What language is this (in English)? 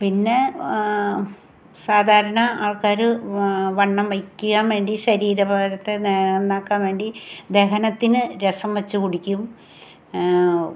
Malayalam